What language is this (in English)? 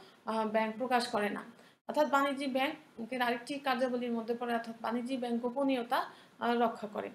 Hindi